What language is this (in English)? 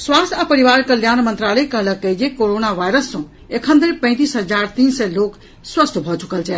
Maithili